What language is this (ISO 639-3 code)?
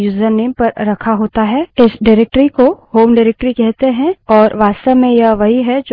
hin